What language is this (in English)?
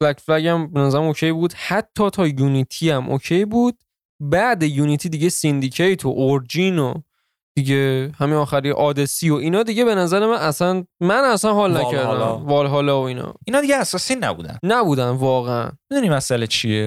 Persian